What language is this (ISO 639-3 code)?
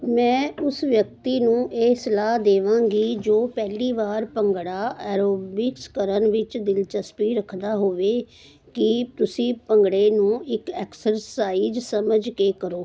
pan